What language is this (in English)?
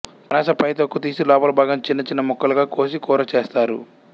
Telugu